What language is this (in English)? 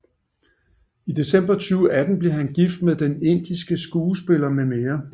Danish